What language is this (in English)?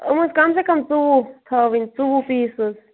Kashmiri